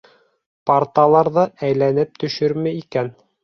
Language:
Bashkir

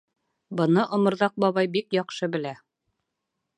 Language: Bashkir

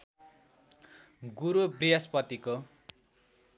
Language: Nepali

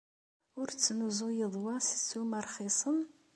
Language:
Kabyle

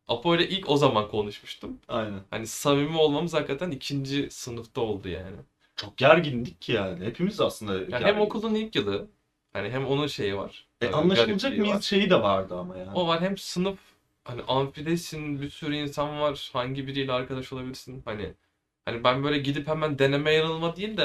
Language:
Turkish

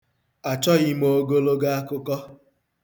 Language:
Igbo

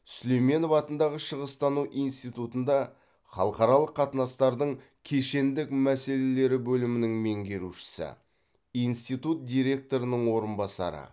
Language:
Kazakh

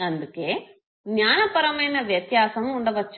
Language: Telugu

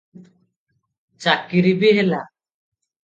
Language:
Odia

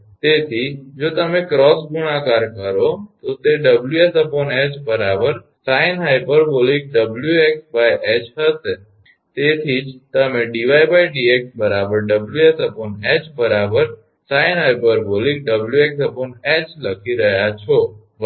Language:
Gujarati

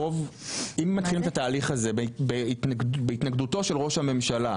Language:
Hebrew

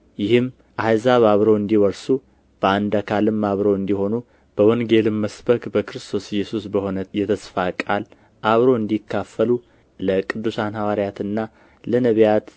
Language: Amharic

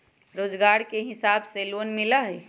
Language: Magahi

